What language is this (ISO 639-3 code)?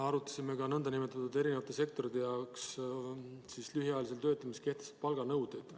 est